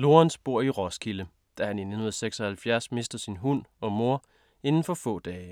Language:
Danish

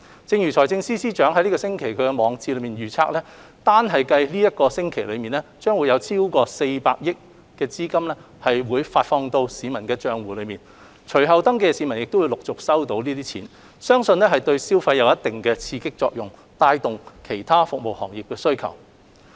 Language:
Cantonese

